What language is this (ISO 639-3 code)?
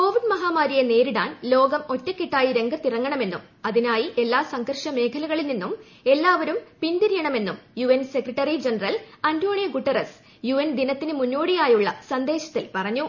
mal